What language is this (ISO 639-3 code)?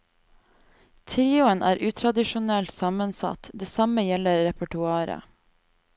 nor